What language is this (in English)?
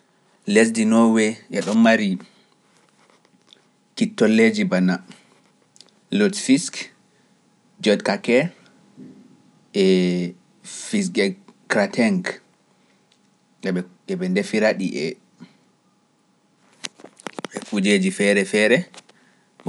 Pular